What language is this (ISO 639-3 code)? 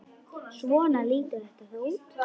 isl